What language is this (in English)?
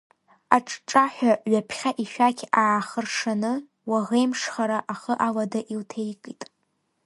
Abkhazian